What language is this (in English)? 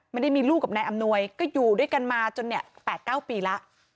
Thai